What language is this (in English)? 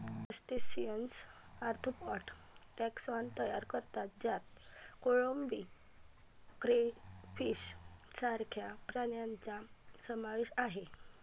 Marathi